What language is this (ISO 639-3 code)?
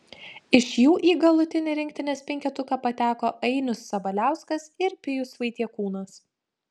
lit